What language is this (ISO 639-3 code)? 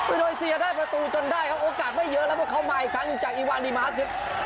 tha